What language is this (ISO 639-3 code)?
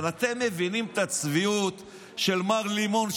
heb